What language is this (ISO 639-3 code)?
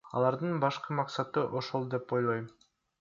kir